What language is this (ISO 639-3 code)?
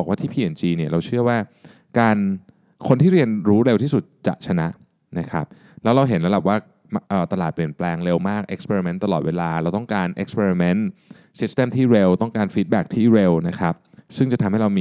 tha